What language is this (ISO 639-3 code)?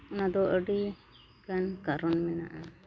sat